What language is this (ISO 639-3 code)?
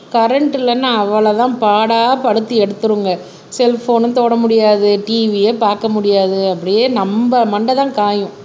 tam